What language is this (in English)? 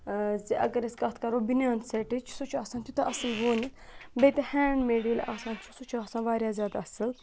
Kashmiri